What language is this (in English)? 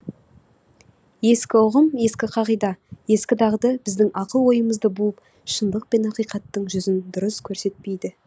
Kazakh